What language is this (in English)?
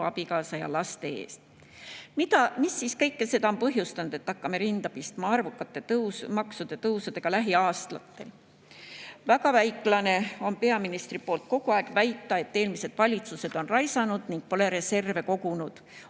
Estonian